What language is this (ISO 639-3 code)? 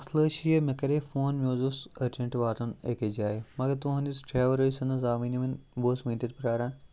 kas